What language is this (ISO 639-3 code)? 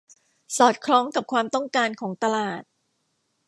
tha